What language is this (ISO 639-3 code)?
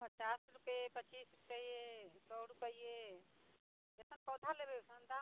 mai